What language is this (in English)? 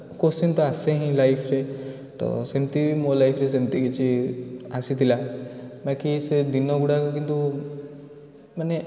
Odia